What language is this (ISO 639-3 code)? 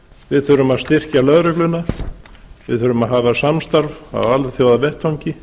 isl